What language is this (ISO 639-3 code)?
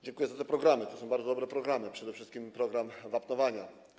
pol